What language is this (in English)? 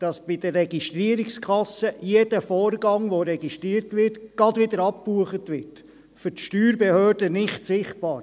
Swiss German